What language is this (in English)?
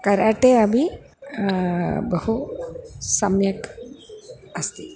Sanskrit